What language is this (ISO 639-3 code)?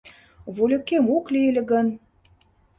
chm